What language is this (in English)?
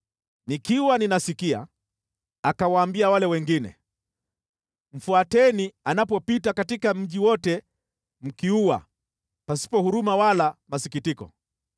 Swahili